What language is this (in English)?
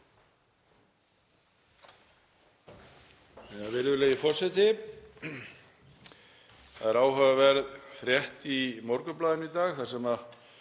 Icelandic